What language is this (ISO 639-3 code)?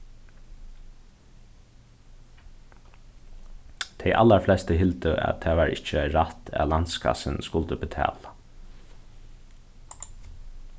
fao